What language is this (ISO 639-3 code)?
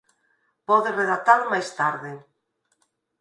glg